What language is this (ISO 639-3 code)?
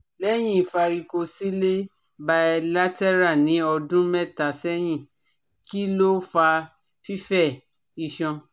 yor